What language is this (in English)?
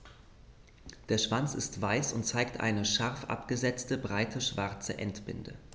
German